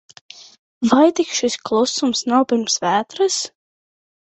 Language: Latvian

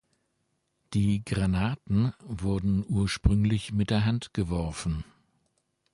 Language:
German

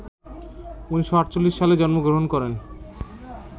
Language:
Bangla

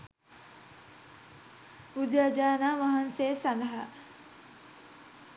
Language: Sinhala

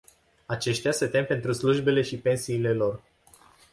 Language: Romanian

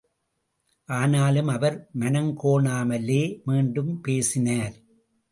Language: Tamil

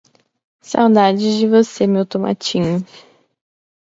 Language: Portuguese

